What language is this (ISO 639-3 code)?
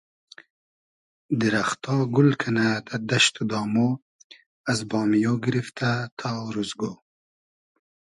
haz